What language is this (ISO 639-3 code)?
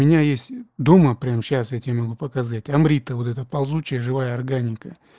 rus